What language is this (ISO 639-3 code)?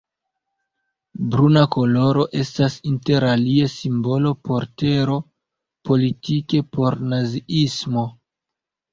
epo